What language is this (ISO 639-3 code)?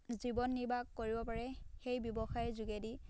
asm